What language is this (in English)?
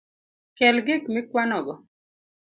Luo (Kenya and Tanzania)